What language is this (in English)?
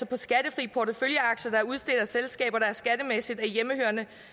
Danish